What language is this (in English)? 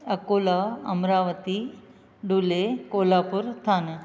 Sindhi